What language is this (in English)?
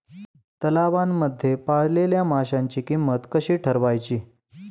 Marathi